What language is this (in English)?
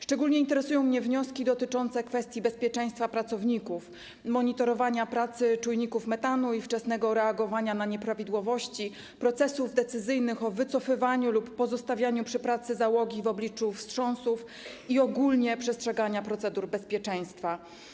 Polish